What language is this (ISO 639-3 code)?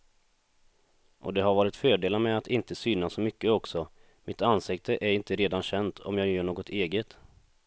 swe